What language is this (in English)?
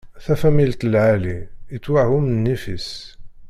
Kabyle